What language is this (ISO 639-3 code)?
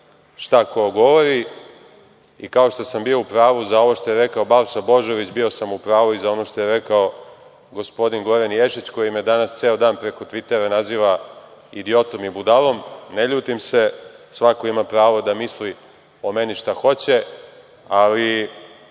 srp